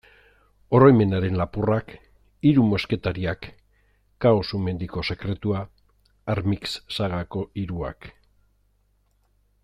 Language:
Basque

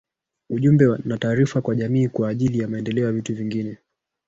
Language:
Swahili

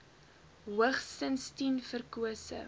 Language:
Afrikaans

